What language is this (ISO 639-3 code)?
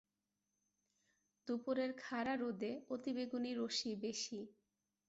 ben